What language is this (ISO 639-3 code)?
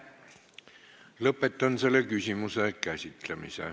est